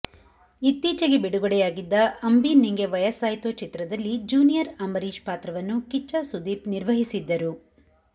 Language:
Kannada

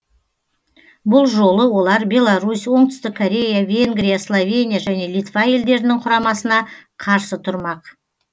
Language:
Kazakh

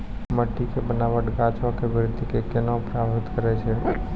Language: Maithili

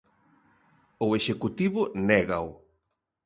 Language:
Galician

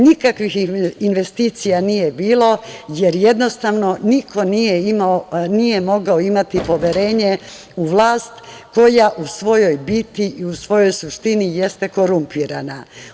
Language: Serbian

